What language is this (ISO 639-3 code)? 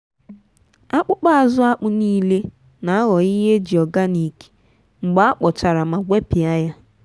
ibo